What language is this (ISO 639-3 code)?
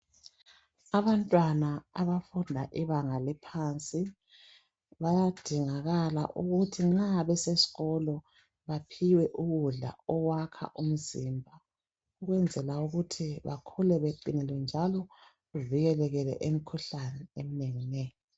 nde